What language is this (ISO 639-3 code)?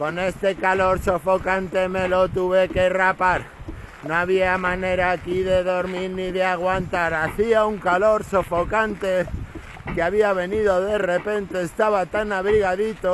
spa